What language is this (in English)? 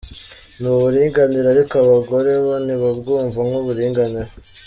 Kinyarwanda